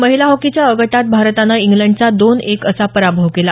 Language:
Marathi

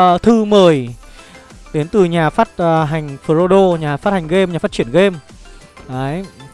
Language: Vietnamese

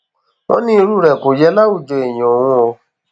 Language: Yoruba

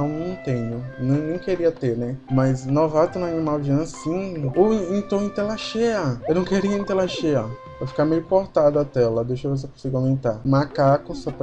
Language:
Portuguese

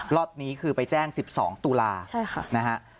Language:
Thai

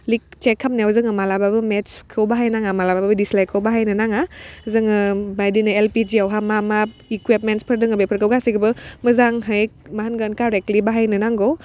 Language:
Bodo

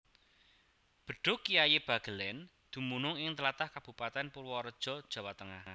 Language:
Javanese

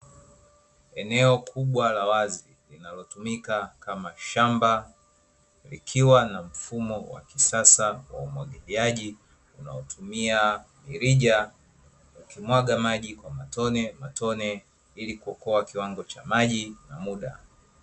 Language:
Swahili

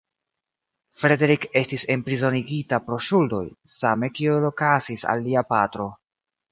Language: Esperanto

